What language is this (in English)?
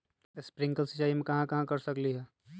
Magahi